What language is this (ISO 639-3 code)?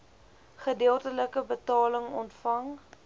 afr